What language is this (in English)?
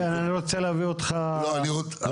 Hebrew